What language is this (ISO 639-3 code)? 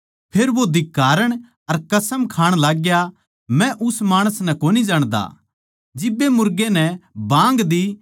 bgc